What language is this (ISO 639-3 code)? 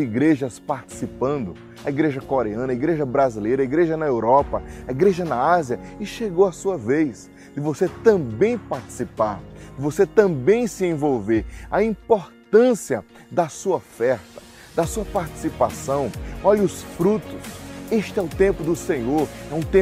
por